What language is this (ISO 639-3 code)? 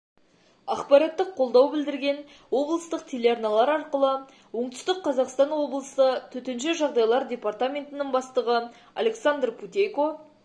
kaz